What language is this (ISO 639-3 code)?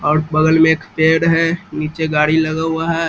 hin